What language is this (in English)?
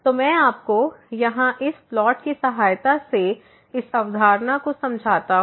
Hindi